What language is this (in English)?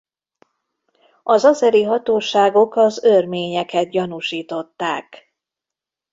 Hungarian